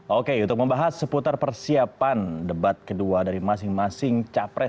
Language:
Indonesian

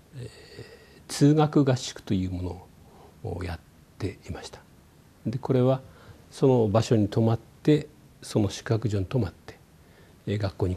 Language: Japanese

